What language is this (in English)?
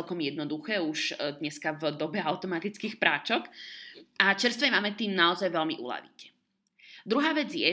Slovak